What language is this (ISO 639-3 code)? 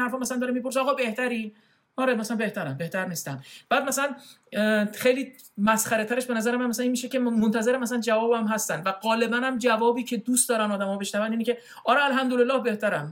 fas